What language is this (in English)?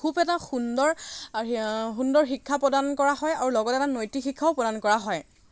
Assamese